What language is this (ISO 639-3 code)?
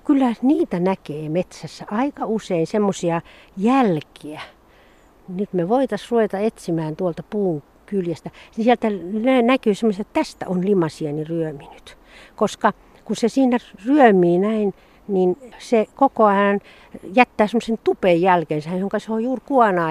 fin